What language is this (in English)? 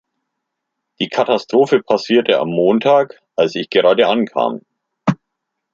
German